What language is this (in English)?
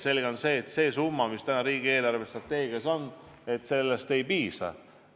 Estonian